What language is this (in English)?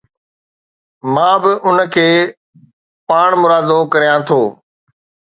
Sindhi